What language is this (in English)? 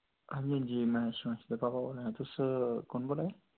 Dogri